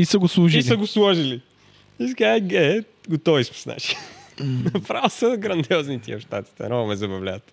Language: Bulgarian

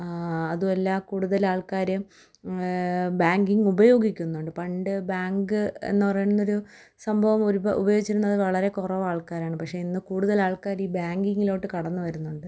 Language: Malayalam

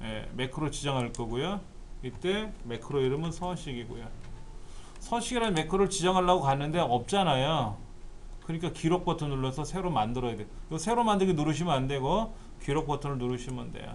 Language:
Korean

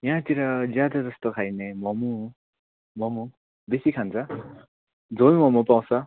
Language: Nepali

